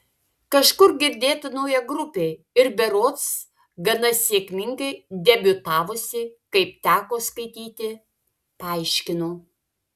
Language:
Lithuanian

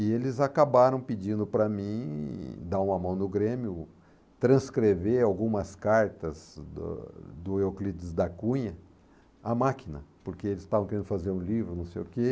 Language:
Portuguese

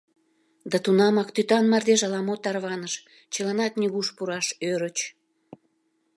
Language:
Mari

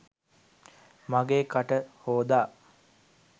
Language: Sinhala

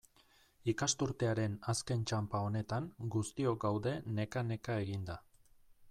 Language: Basque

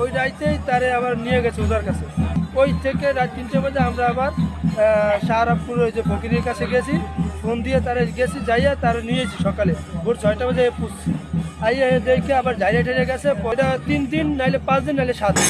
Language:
Bangla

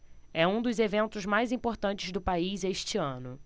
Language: Portuguese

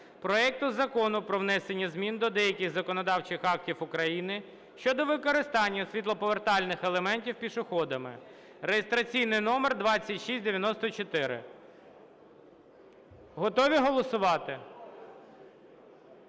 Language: Ukrainian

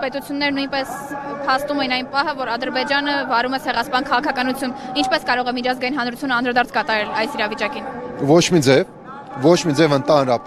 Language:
Romanian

